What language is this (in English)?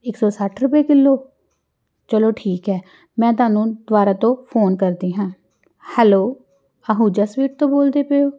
Punjabi